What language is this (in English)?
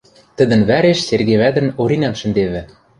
Western Mari